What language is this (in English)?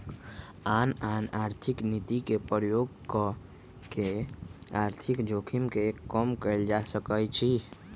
Magahi